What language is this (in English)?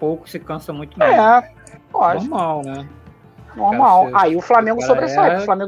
Portuguese